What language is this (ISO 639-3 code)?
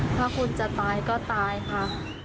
tha